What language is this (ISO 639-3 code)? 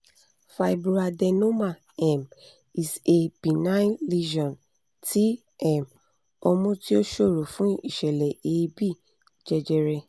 yor